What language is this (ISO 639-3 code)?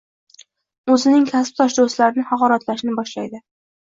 uzb